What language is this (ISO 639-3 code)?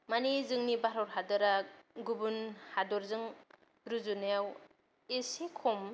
brx